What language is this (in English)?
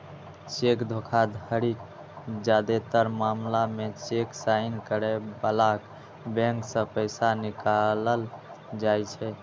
Maithili